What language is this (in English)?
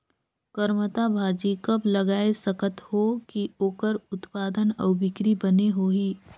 Chhattisgarhi